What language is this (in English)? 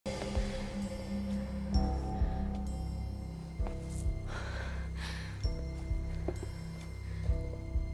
Korean